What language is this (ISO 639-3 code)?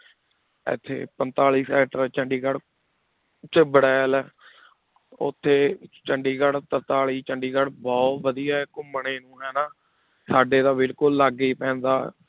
pan